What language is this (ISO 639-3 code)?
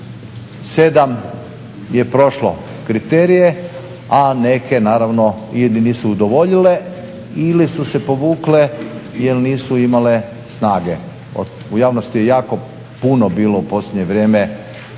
hrv